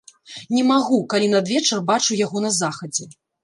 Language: Belarusian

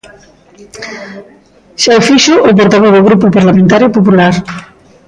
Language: Galician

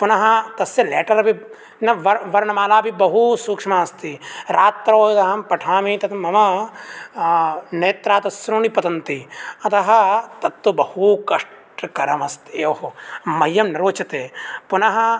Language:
Sanskrit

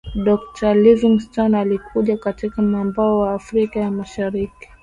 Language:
Swahili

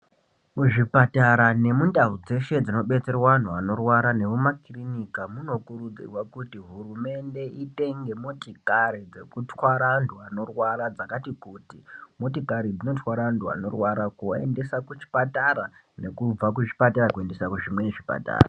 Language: Ndau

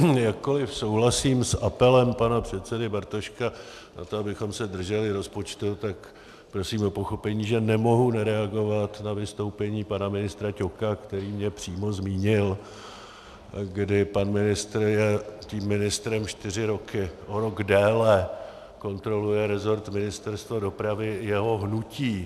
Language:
Czech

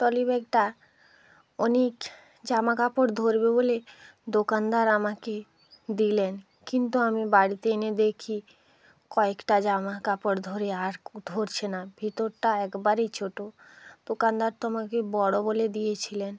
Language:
Bangla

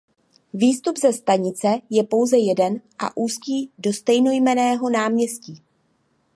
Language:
Czech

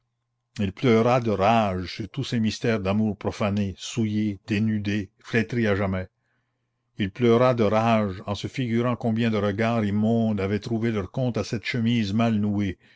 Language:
French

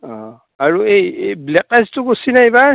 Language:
Assamese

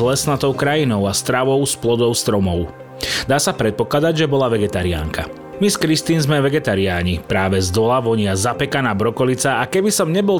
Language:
Slovak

